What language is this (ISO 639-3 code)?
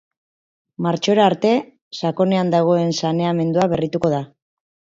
eus